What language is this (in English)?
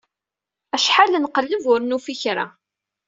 Kabyle